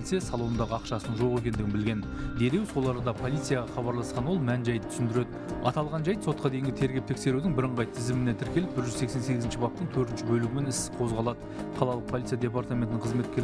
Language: Russian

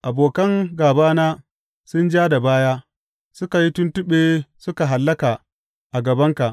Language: Hausa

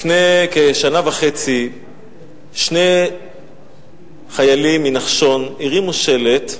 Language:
Hebrew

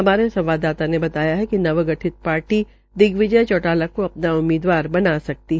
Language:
Hindi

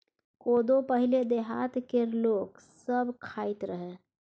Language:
Maithili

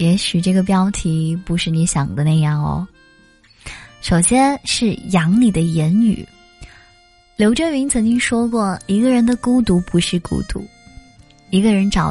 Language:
Chinese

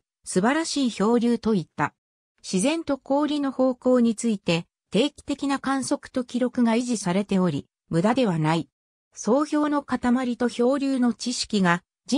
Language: Japanese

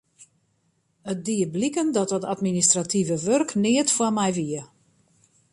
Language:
Western Frisian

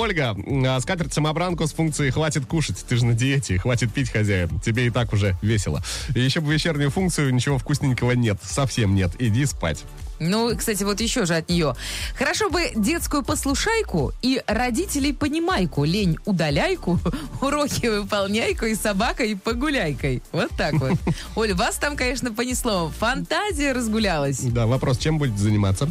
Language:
Russian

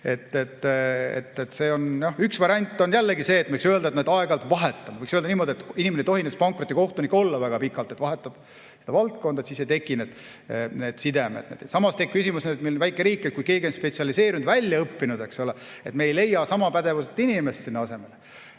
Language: Estonian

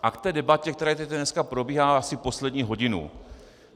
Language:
Czech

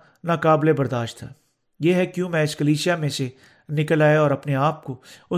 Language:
Urdu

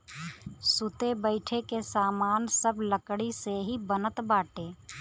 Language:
Bhojpuri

